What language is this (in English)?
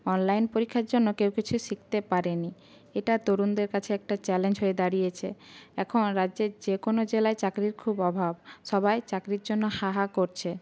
Bangla